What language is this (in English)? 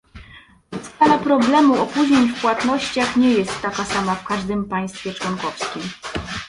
Polish